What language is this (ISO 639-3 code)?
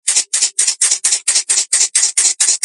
kat